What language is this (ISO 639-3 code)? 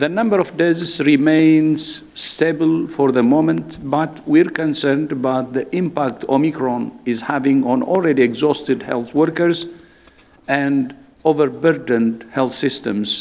fin